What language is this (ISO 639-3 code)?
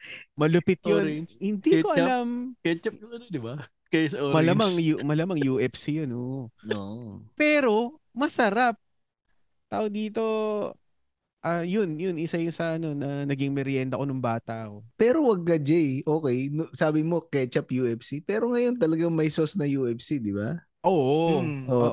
fil